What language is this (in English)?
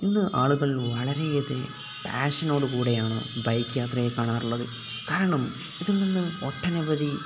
Malayalam